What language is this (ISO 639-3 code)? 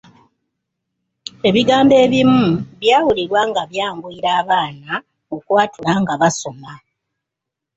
lug